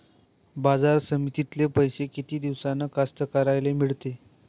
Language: Marathi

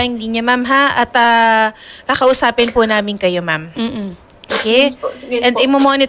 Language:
Filipino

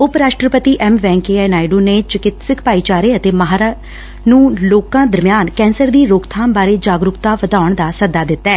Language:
Punjabi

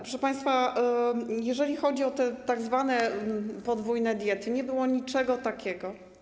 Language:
Polish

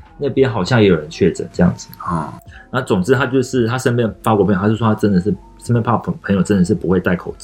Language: Chinese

